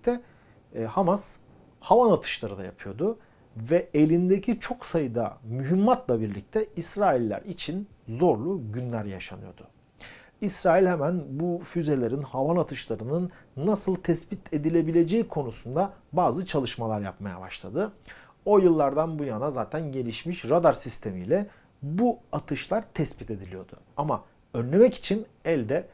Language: Turkish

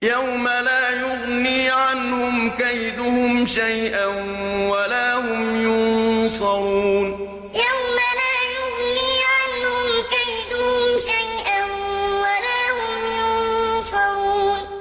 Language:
Arabic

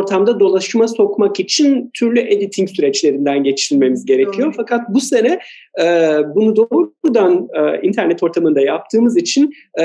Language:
Turkish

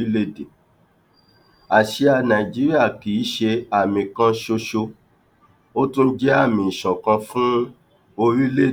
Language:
Yoruba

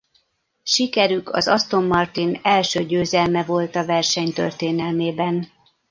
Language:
Hungarian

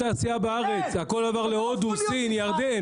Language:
Hebrew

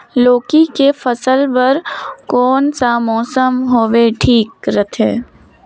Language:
Chhattisgarhi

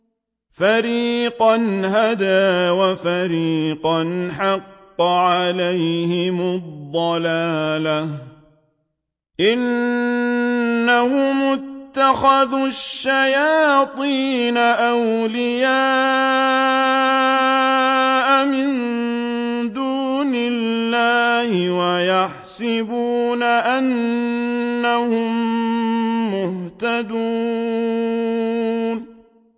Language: Arabic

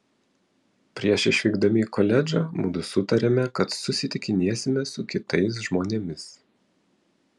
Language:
Lithuanian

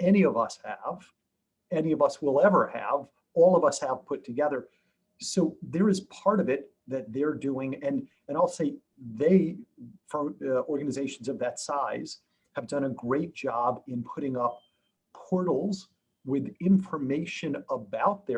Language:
English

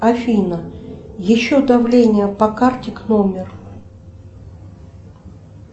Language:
Russian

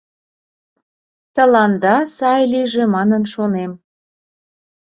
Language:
Mari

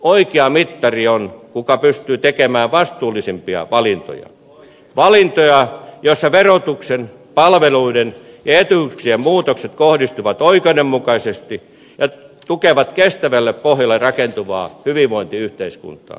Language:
Finnish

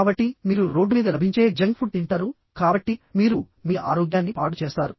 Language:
Telugu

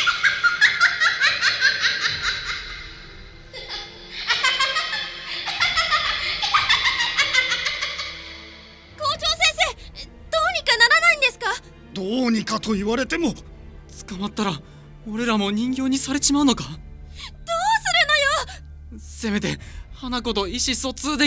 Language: Japanese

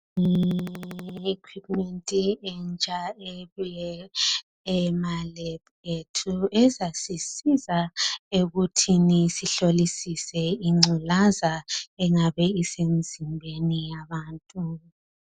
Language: North Ndebele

